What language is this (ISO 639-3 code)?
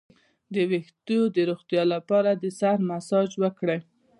pus